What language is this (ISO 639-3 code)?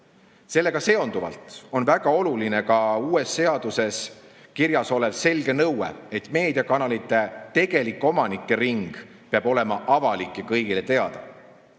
est